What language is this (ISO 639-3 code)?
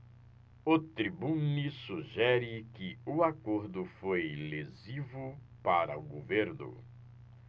por